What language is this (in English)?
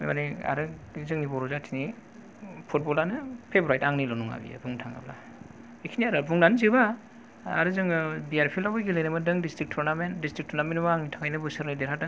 Bodo